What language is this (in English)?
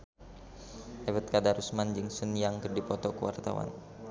Sundanese